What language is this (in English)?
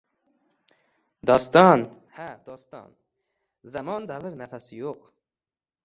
Uzbek